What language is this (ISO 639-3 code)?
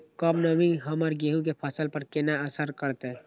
mai